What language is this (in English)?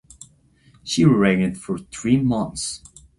English